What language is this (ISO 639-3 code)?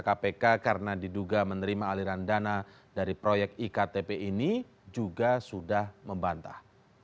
ind